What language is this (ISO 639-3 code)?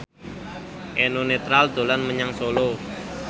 jav